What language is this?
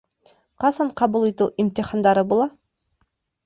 Bashkir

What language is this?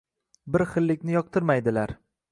Uzbek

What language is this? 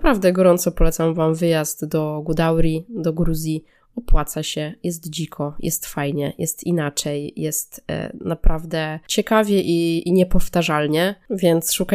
Polish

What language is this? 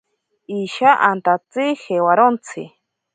Ashéninka Perené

